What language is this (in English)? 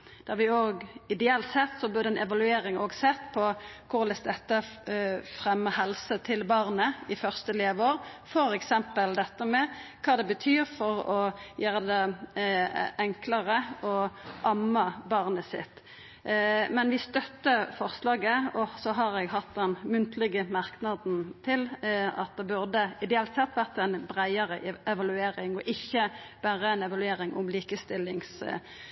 Norwegian Nynorsk